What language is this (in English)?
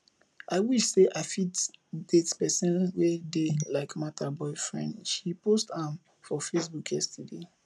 Nigerian Pidgin